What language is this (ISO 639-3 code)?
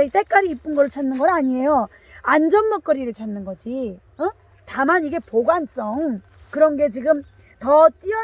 kor